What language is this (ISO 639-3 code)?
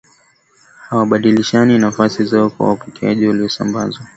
swa